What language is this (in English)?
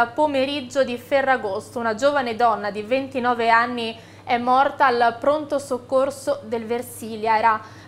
Italian